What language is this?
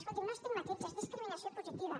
Catalan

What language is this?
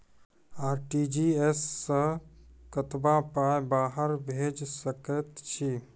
Maithili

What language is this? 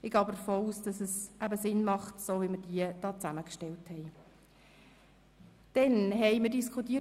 Swiss German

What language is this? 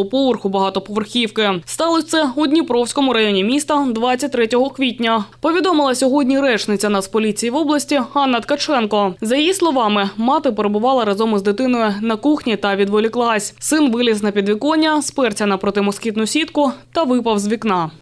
Ukrainian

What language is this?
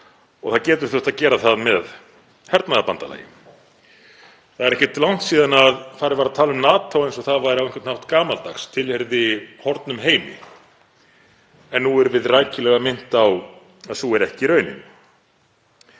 Icelandic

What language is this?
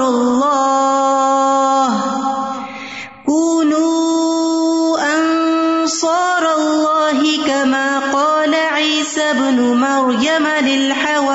Urdu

